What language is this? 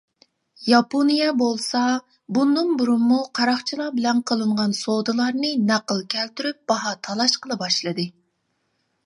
Uyghur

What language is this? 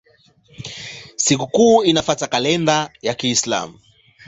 Swahili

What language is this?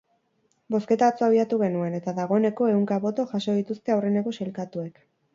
Basque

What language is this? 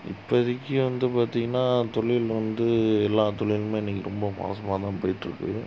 Tamil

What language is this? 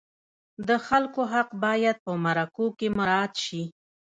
Pashto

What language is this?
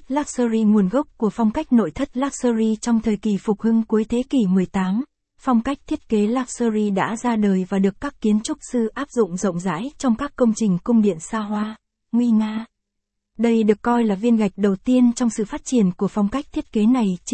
Vietnamese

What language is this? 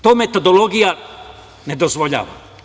Serbian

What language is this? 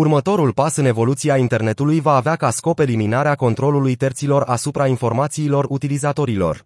Romanian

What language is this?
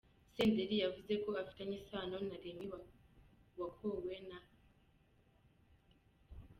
Kinyarwanda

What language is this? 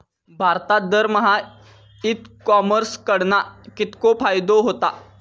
Marathi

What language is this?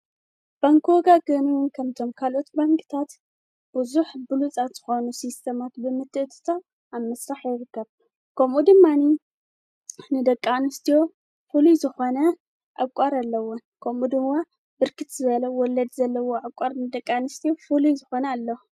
Tigrinya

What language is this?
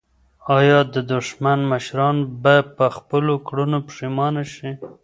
Pashto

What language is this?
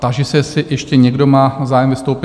Czech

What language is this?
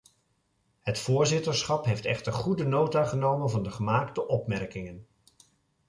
Dutch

